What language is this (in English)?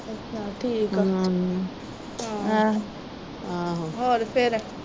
Punjabi